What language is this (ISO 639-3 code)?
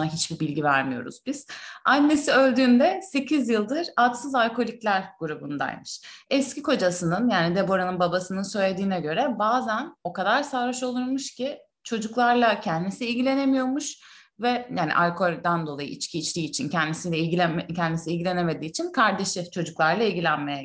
tur